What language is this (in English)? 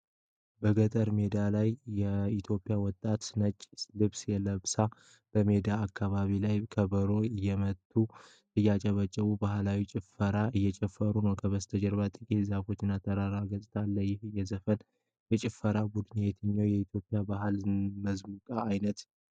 Amharic